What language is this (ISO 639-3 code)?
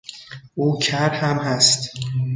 fas